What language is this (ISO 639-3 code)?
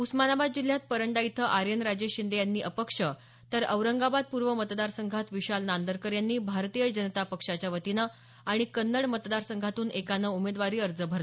mar